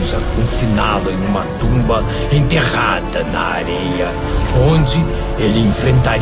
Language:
Portuguese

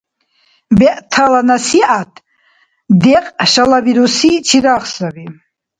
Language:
Dargwa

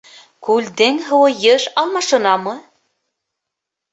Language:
Bashkir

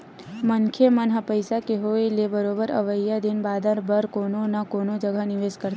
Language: Chhattisgarhi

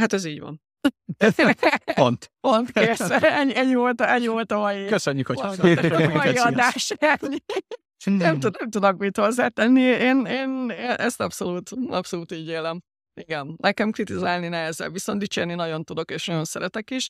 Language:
Hungarian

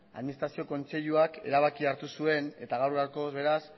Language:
Basque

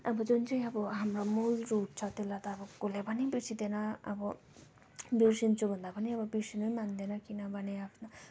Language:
Nepali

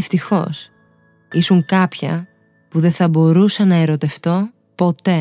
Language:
Greek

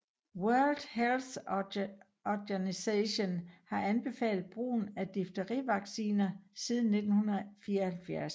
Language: Danish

